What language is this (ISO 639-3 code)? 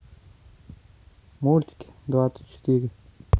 rus